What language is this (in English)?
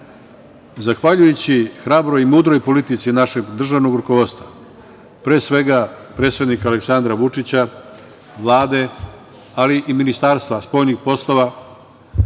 Serbian